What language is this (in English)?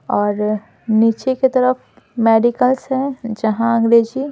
Hindi